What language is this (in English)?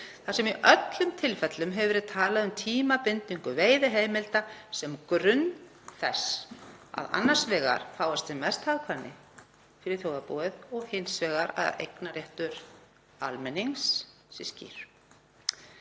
Icelandic